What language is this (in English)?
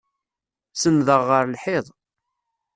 Kabyle